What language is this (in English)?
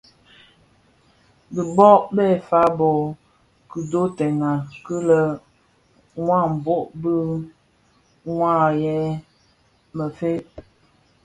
Bafia